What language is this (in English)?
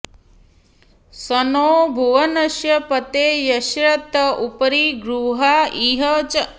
Sanskrit